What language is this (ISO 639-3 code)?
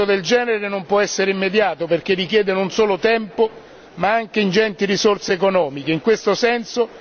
ita